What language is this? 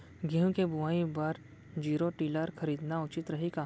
Chhattisgarhi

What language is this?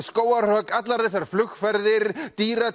Icelandic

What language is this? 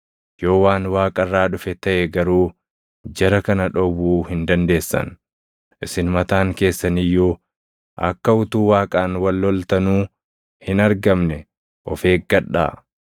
Oromo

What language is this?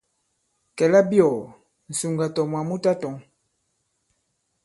Bankon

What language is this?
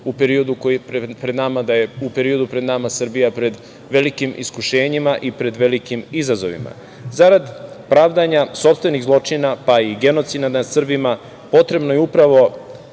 Serbian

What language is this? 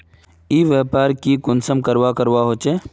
Magahi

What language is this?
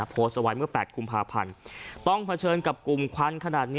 Thai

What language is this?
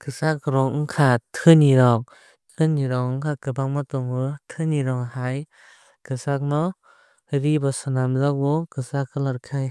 Kok Borok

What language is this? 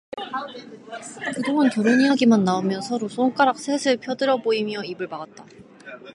Korean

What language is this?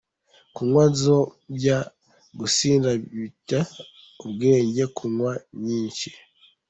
Kinyarwanda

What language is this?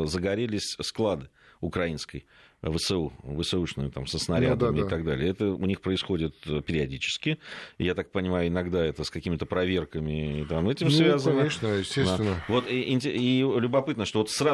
Russian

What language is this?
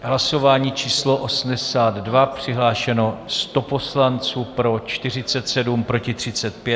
Czech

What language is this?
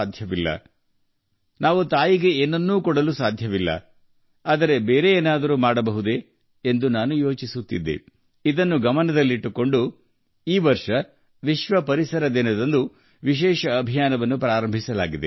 Kannada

